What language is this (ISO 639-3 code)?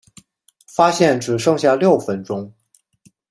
zho